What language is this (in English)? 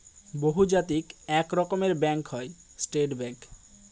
Bangla